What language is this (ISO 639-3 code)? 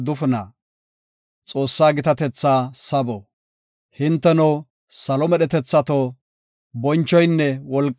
gof